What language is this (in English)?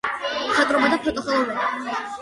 Georgian